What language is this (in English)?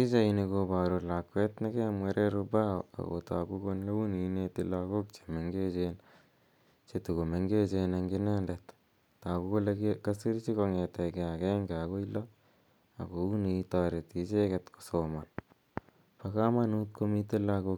Kalenjin